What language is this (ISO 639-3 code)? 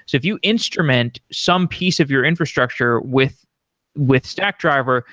eng